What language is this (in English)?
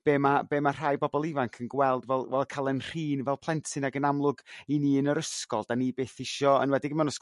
Welsh